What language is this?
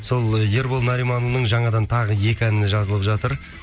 Kazakh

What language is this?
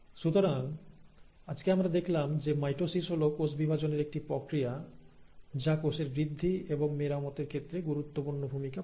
Bangla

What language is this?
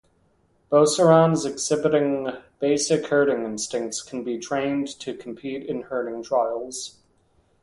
English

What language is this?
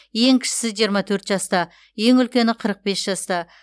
Kazakh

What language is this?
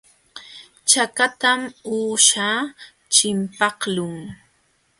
Jauja Wanca Quechua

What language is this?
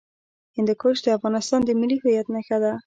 Pashto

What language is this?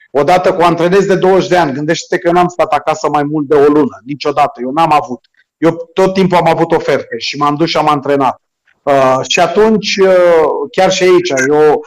Romanian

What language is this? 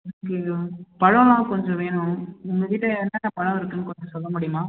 Tamil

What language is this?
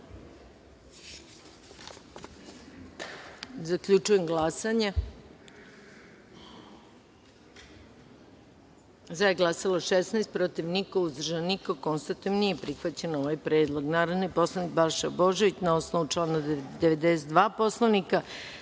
Serbian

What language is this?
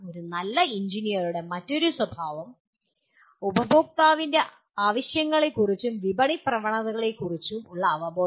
Malayalam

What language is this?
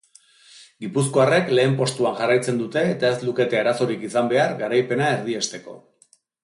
Basque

